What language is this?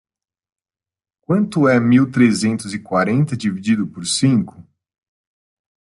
Portuguese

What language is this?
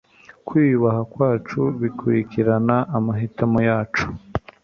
Kinyarwanda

